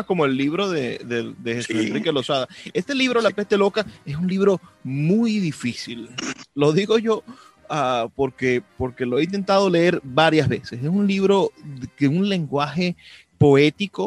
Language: Spanish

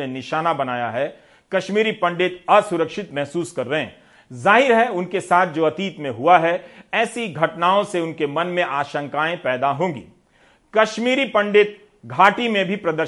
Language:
Hindi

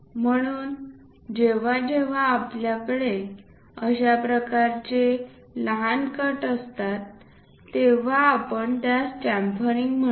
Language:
Marathi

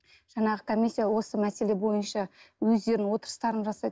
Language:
Kazakh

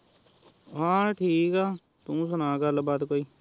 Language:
Punjabi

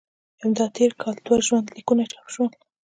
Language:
Pashto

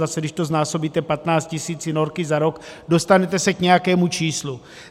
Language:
Czech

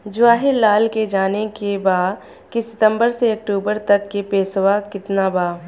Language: Bhojpuri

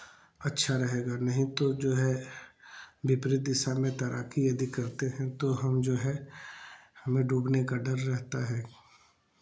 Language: Hindi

